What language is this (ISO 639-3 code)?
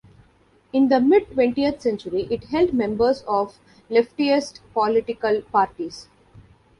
eng